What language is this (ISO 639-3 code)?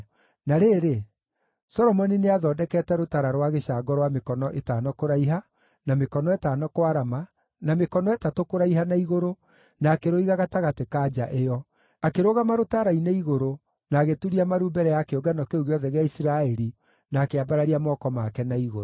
kik